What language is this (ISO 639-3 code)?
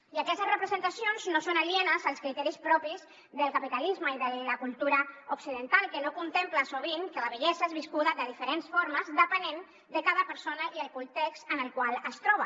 cat